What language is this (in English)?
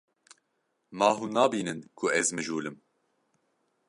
Kurdish